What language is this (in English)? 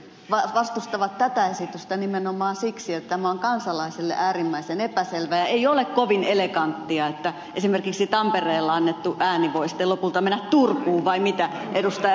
Finnish